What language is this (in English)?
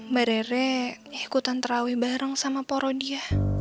Indonesian